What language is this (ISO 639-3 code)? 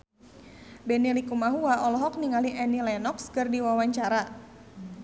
sun